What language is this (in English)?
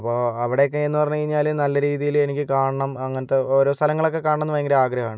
Malayalam